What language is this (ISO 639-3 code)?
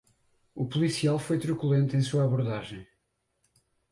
por